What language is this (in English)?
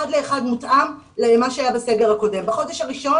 Hebrew